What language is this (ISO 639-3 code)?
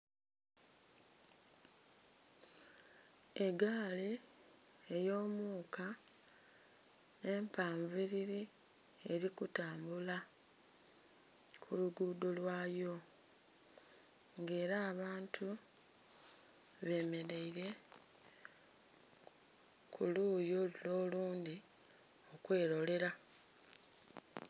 xog